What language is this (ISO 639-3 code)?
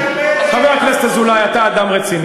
heb